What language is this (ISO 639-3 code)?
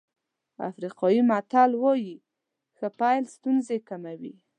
pus